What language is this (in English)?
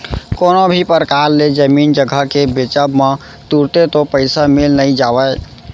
Chhattisgarhi